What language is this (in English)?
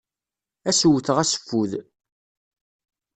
Kabyle